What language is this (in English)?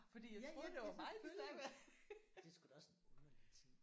Danish